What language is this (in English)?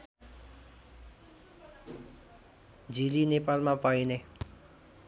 Nepali